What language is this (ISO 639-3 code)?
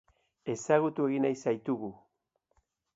eus